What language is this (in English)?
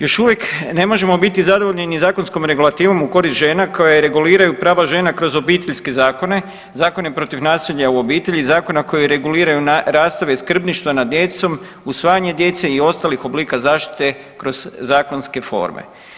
Croatian